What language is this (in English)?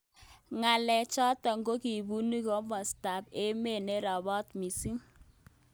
Kalenjin